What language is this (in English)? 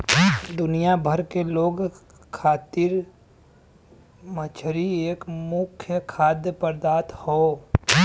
Bhojpuri